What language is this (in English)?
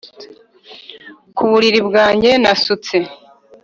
Kinyarwanda